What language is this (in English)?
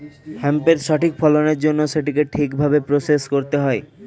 Bangla